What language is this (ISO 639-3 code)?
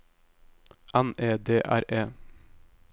nor